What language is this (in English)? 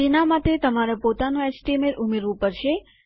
Gujarati